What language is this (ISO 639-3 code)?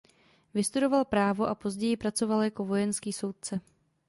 ces